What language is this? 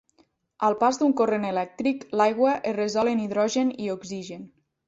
Catalan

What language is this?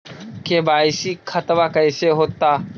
Magahi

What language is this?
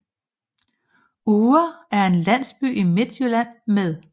Danish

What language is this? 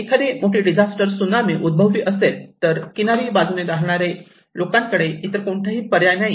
Marathi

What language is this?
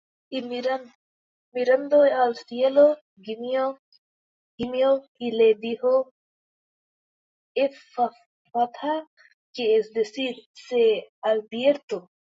Spanish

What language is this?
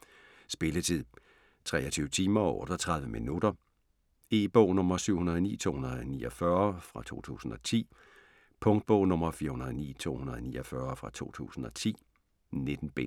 Danish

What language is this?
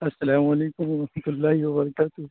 Urdu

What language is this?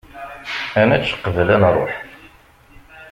Kabyle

